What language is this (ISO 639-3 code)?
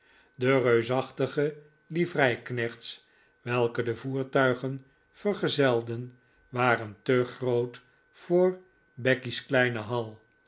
nld